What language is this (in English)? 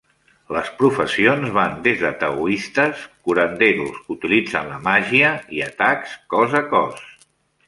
Catalan